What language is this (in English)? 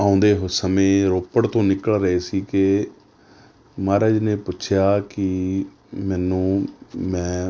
Punjabi